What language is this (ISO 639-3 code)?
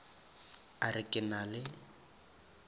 nso